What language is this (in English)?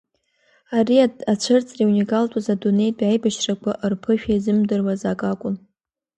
Abkhazian